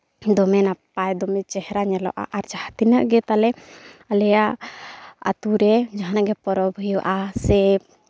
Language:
Santali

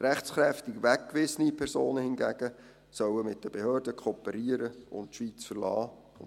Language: Swiss German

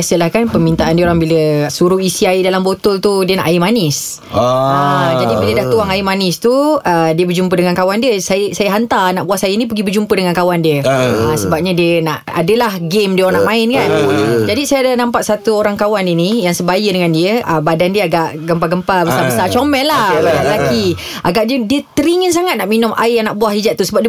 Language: Malay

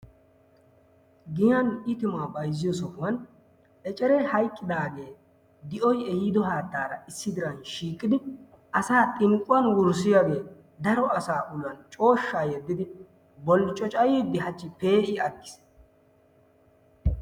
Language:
Wolaytta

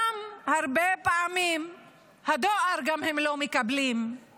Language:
Hebrew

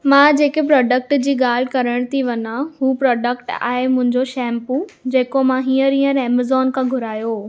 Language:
Sindhi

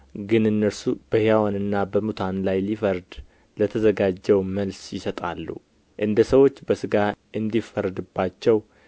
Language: Amharic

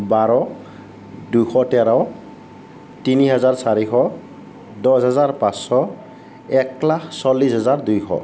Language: Assamese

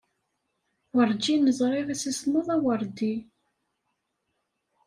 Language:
Kabyle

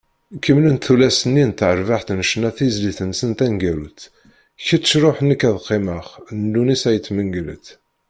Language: Kabyle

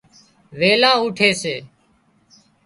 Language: Wadiyara Koli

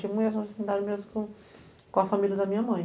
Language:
Portuguese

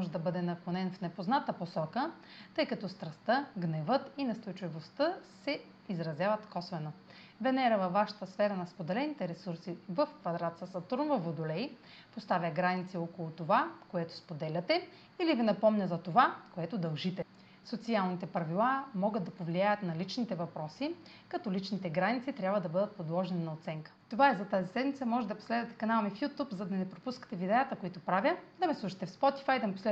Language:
Bulgarian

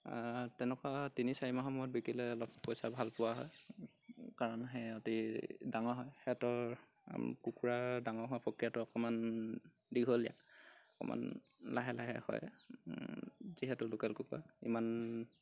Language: Assamese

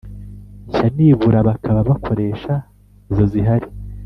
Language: Kinyarwanda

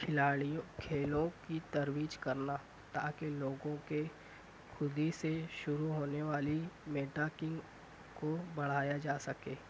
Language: Urdu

